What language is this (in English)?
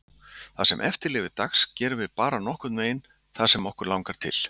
Icelandic